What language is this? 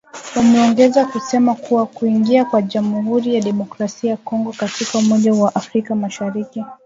Swahili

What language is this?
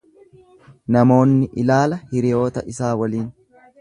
Oromo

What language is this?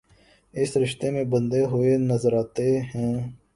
Urdu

